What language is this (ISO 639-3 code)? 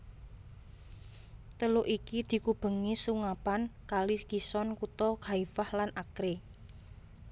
jav